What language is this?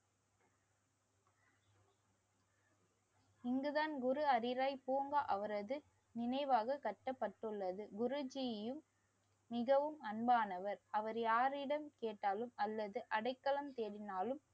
Tamil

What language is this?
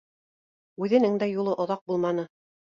Bashkir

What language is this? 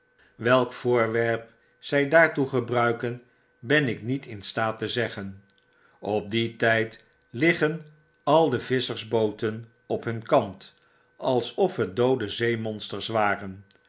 Dutch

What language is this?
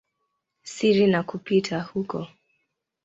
Swahili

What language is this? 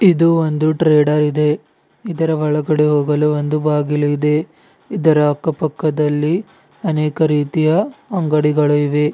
Kannada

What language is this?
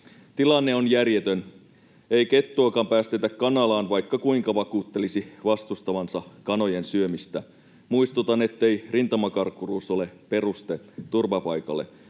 Finnish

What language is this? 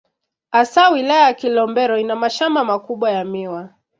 Swahili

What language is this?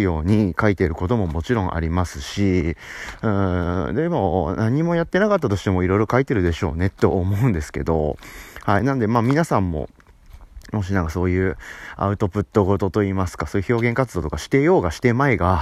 Japanese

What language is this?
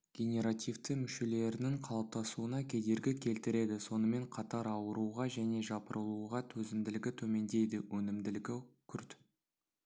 Kazakh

